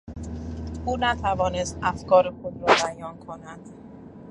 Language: Persian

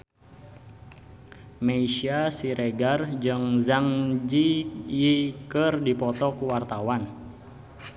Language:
Sundanese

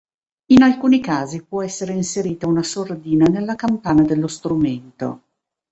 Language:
Italian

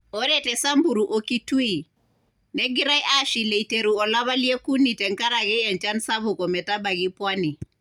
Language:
Masai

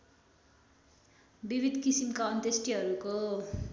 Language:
Nepali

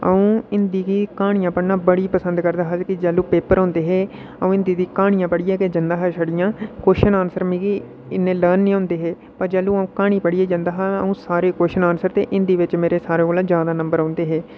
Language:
Dogri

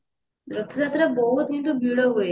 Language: Odia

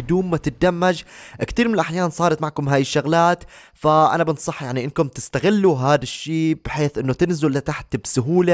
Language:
Arabic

